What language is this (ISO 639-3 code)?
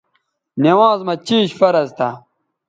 btv